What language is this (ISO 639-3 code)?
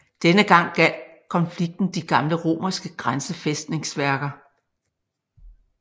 dan